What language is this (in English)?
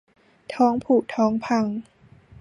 Thai